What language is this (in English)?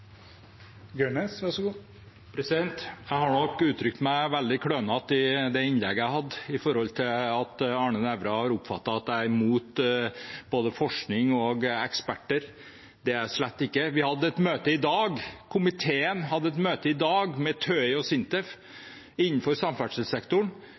Norwegian Bokmål